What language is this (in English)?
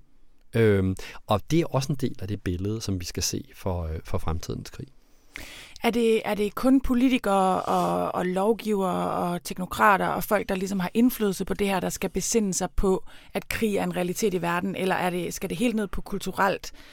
Danish